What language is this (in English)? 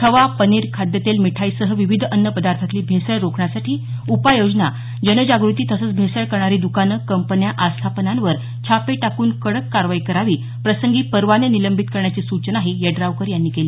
Marathi